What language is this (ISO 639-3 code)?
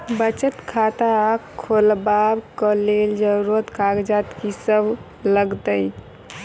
mai